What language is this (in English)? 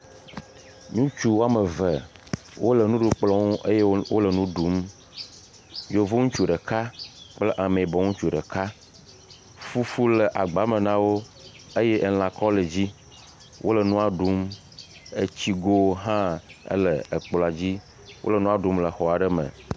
Ewe